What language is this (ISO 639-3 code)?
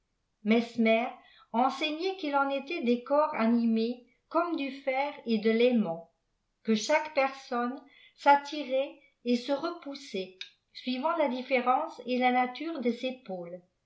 fra